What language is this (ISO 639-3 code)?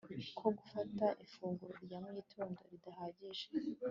kin